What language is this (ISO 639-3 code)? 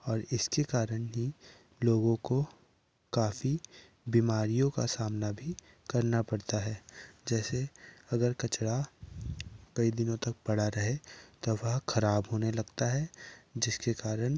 hin